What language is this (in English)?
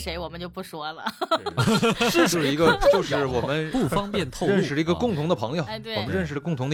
Chinese